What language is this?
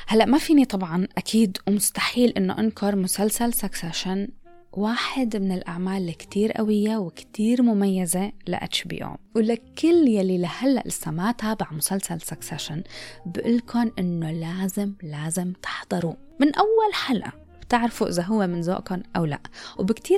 Arabic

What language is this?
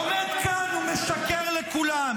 Hebrew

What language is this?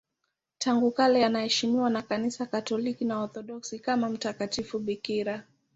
Swahili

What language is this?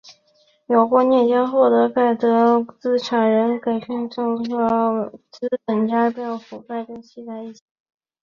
Chinese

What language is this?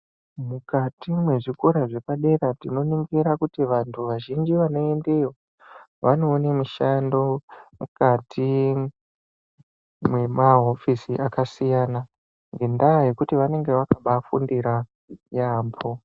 Ndau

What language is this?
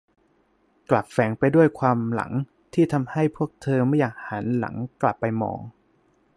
Thai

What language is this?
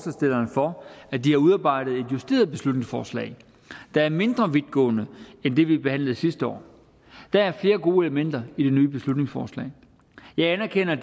Danish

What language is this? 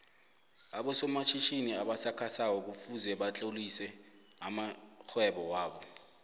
South Ndebele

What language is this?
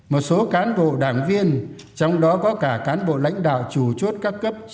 Vietnamese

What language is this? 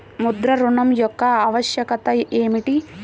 Telugu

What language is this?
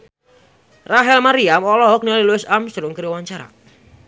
Sundanese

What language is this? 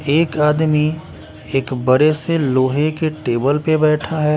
Hindi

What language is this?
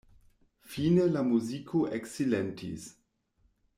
Esperanto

